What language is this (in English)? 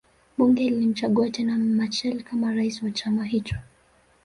Swahili